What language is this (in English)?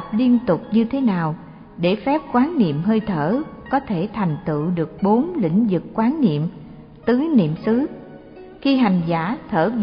Vietnamese